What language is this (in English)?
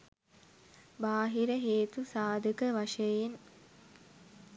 Sinhala